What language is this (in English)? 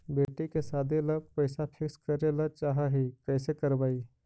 Magahi